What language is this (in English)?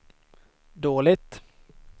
Swedish